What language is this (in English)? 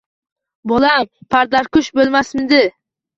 Uzbek